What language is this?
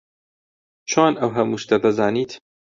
Central Kurdish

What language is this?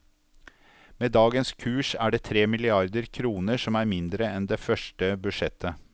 Norwegian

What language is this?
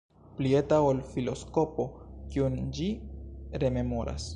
Esperanto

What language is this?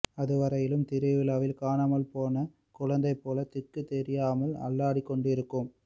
Tamil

